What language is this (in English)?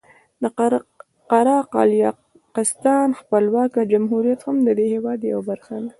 Pashto